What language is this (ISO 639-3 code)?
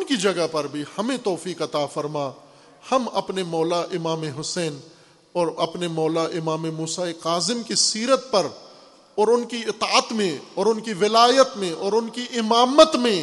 urd